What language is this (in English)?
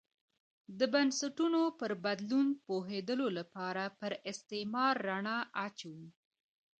Pashto